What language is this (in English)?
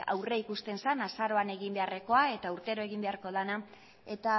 Basque